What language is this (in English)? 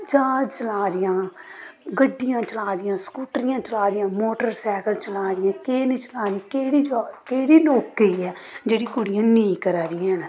Dogri